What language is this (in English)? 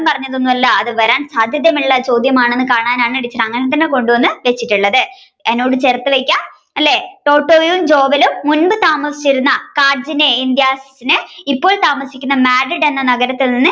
Malayalam